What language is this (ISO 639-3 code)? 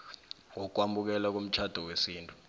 nbl